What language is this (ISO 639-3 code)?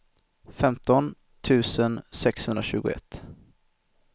swe